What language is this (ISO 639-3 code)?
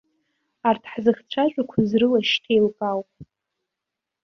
abk